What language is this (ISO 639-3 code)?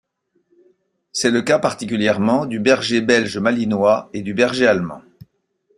fra